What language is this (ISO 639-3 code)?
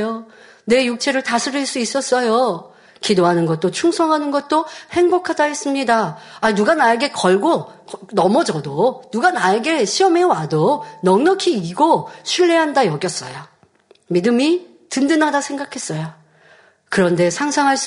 kor